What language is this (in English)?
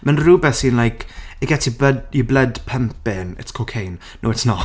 Welsh